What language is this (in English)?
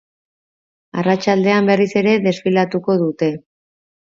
Basque